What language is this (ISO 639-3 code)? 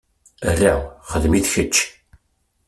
kab